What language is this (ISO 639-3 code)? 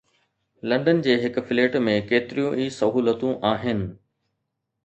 snd